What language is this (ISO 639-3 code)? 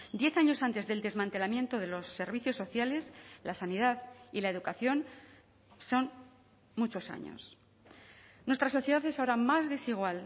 spa